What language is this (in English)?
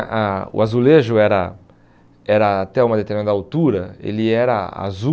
Portuguese